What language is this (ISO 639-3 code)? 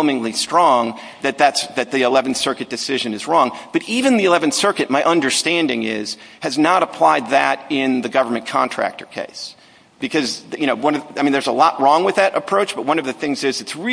eng